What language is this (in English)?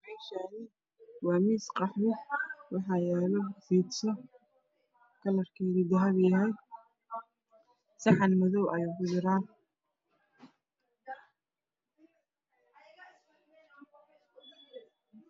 Somali